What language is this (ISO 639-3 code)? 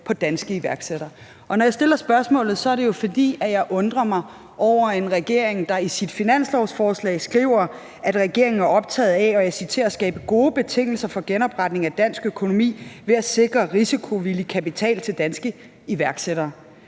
dan